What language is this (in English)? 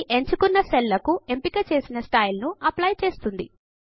Telugu